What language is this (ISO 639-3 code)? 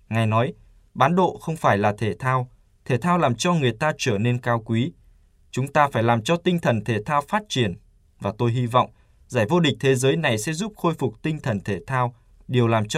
vie